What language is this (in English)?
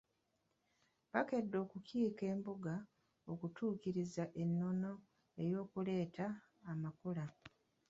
Ganda